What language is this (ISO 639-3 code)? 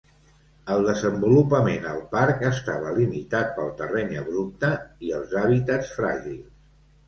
cat